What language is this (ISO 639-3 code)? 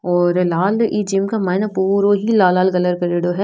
raj